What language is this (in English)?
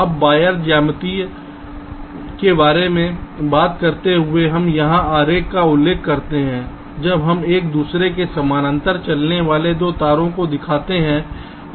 Hindi